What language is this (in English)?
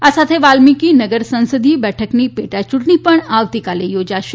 Gujarati